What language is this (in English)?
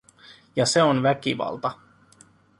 Finnish